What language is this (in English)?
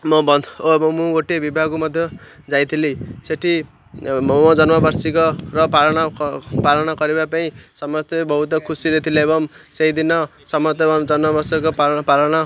Odia